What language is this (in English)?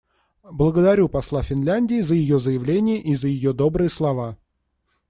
Russian